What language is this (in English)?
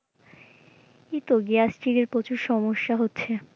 Bangla